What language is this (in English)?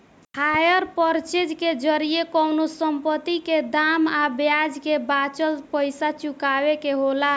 Bhojpuri